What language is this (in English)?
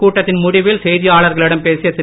Tamil